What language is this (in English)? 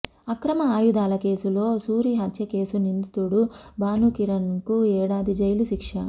Telugu